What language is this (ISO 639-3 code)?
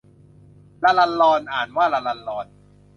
tha